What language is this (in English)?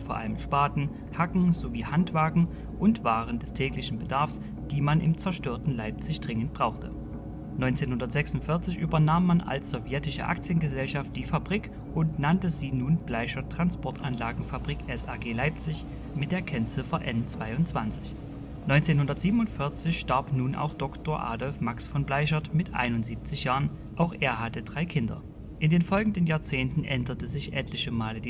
German